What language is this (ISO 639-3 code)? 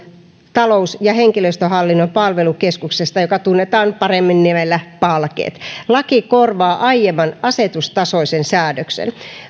fin